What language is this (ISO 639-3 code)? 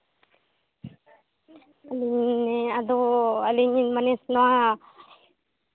sat